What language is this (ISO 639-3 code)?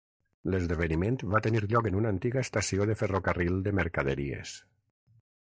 cat